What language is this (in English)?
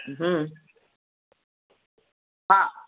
Urdu